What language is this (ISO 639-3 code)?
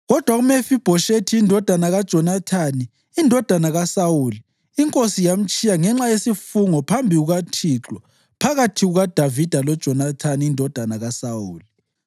nde